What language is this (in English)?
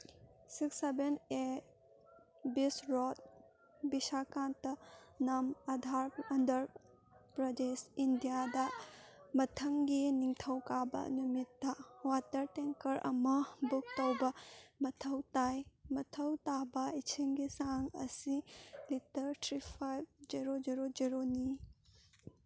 Manipuri